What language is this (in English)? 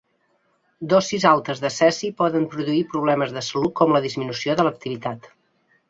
Catalan